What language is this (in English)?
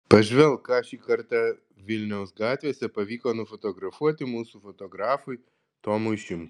Lithuanian